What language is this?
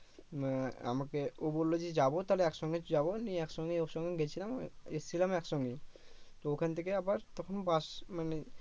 Bangla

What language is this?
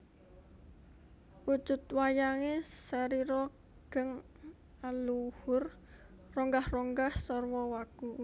Javanese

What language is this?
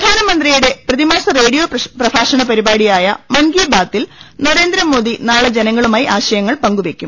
Malayalam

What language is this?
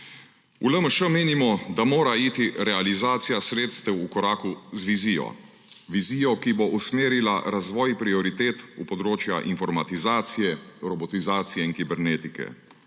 Slovenian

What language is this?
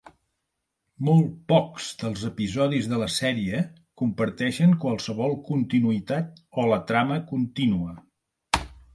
Catalan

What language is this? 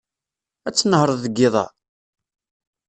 Kabyle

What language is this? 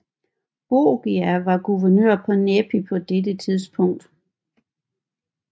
Danish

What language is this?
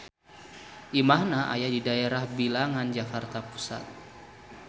Sundanese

